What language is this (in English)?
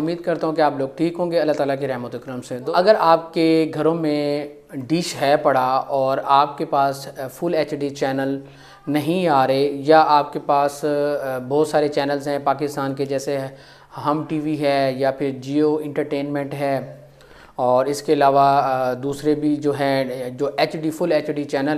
Hindi